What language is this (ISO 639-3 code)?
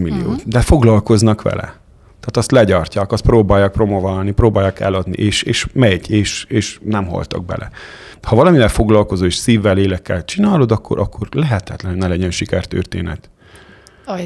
hun